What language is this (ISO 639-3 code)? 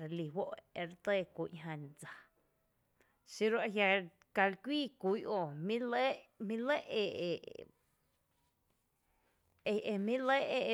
cte